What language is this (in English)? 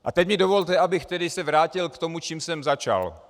Czech